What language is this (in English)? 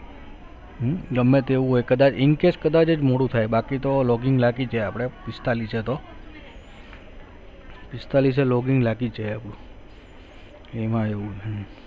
Gujarati